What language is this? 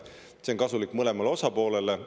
Estonian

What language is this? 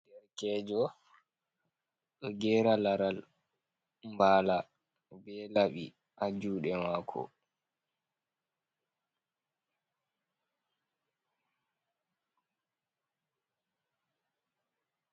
Fula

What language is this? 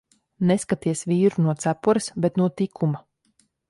Latvian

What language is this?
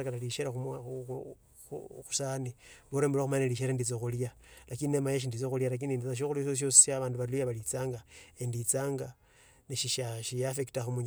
Tsotso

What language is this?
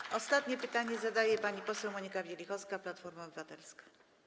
Polish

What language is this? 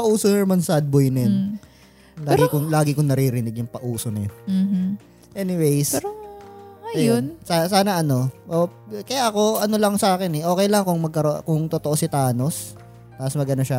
Filipino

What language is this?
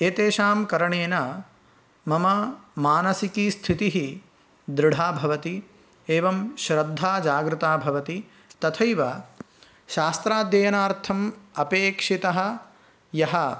Sanskrit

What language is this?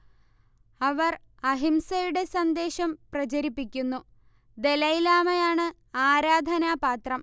Malayalam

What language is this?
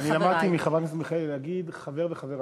Hebrew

